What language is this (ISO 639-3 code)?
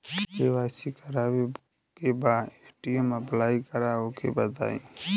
bho